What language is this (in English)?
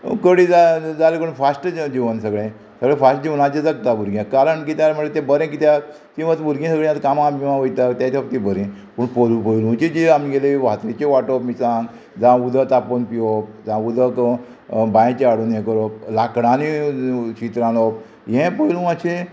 Konkani